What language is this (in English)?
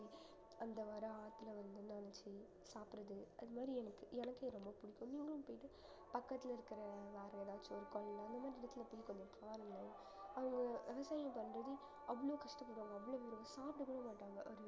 Tamil